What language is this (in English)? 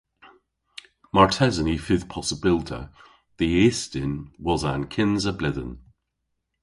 Cornish